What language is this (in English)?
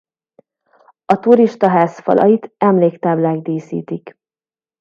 Hungarian